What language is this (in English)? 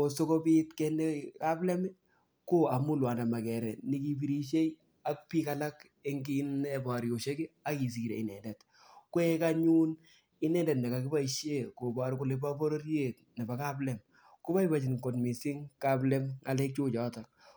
Kalenjin